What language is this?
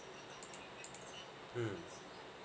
English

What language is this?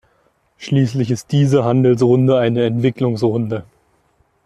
German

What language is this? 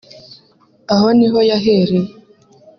Kinyarwanda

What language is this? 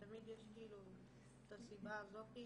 Hebrew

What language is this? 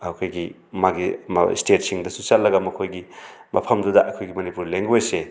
Manipuri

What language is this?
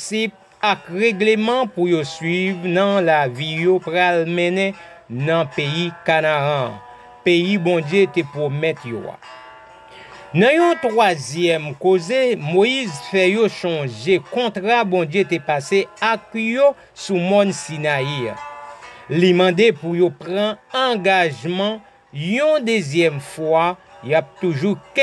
French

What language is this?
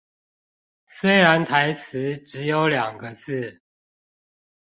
Chinese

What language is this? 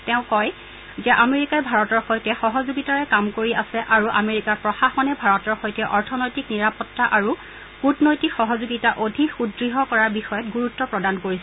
Assamese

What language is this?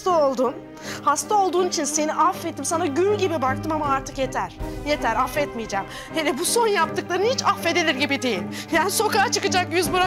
Turkish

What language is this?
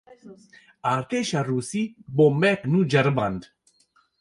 Kurdish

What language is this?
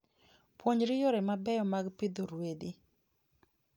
Luo (Kenya and Tanzania)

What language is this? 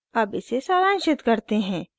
Hindi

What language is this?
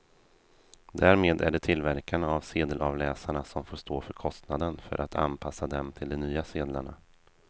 Swedish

